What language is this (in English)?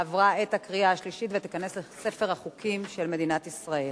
Hebrew